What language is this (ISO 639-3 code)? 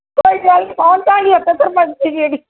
pan